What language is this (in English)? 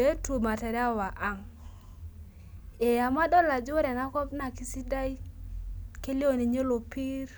Masai